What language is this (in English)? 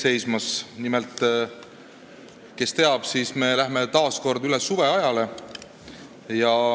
Estonian